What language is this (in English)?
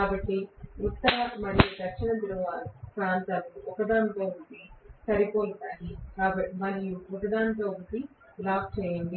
Telugu